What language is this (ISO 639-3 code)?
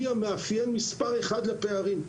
heb